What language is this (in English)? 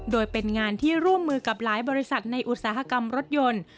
Thai